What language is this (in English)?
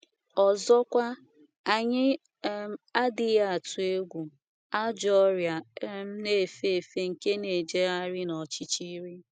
Igbo